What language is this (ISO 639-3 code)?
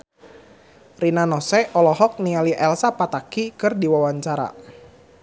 sun